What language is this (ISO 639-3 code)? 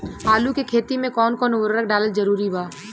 bho